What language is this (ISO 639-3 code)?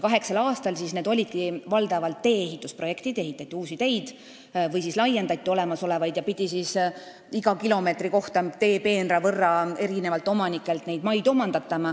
est